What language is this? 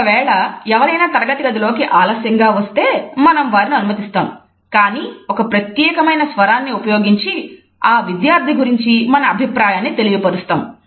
Telugu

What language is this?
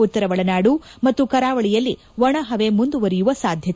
Kannada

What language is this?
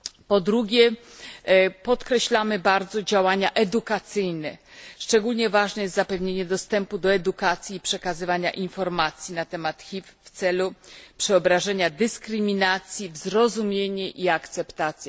Polish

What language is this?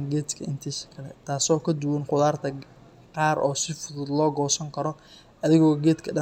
Somali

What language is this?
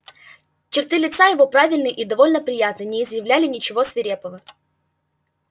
Russian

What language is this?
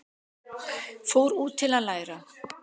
Icelandic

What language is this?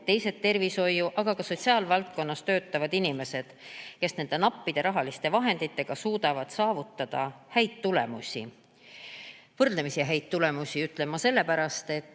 Estonian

